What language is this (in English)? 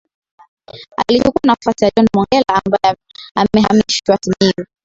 Swahili